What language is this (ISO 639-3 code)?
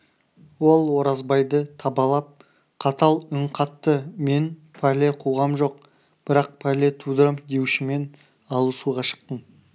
kaz